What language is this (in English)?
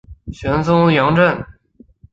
Chinese